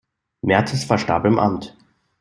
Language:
German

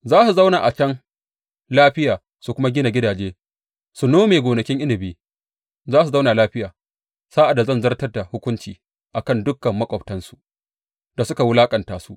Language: Hausa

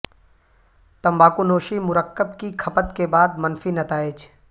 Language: Urdu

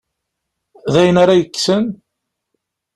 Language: Kabyle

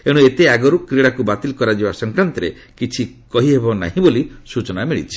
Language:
Odia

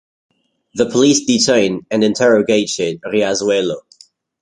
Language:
English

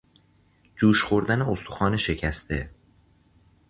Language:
Persian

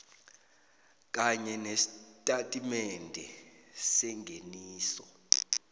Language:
South Ndebele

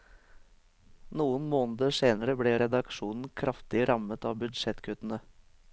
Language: Norwegian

